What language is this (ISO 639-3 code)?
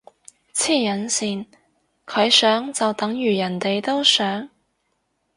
yue